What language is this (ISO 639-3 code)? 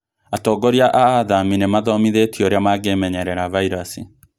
kik